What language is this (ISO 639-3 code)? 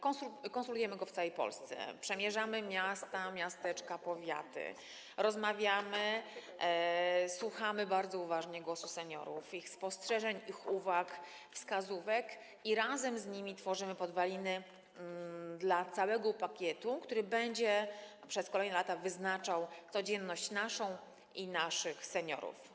pol